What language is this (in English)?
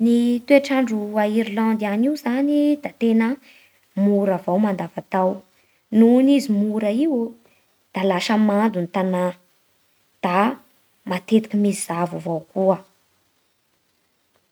Bara Malagasy